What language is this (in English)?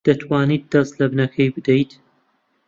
Central Kurdish